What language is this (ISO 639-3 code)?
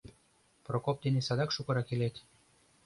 chm